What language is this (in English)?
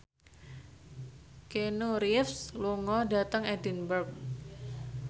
Javanese